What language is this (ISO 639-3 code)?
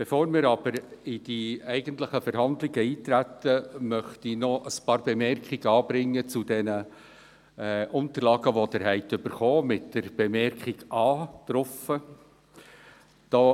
gsw